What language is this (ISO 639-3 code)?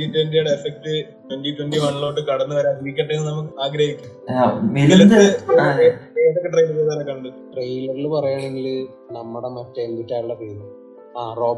mal